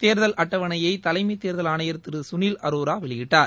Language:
Tamil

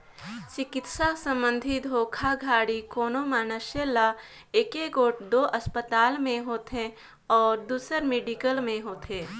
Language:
Chhattisgarhi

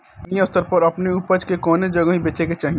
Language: Bhojpuri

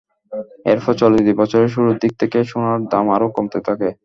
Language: Bangla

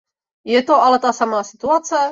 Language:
Czech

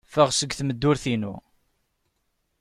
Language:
Kabyle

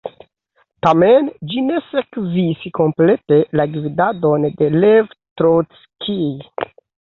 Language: Esperanto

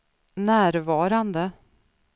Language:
Swedish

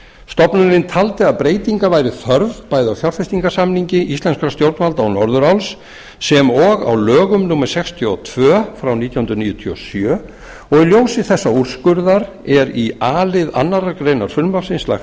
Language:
Icelandic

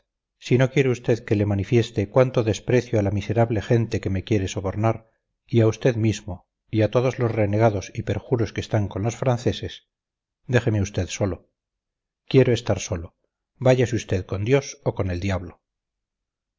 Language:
Spanish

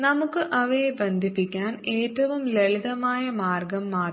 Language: Malayalam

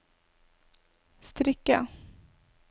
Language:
Norwegian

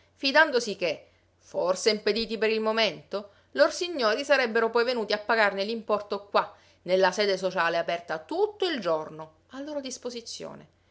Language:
Italian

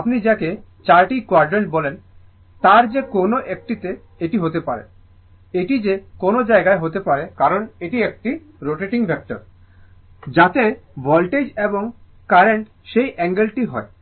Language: Bangla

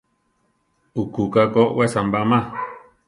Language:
Central Tarahumara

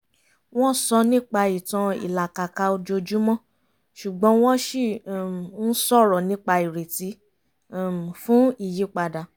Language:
Yoruba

